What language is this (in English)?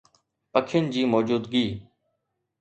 Sindhi